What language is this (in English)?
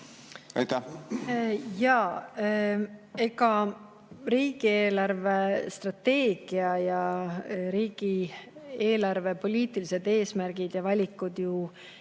Estonian